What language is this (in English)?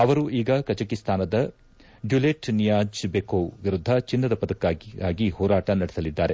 Kannada